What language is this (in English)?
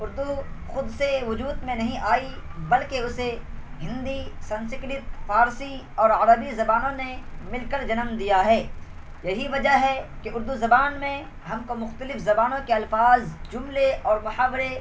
Urdu